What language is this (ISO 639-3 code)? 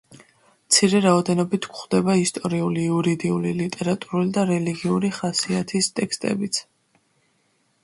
kat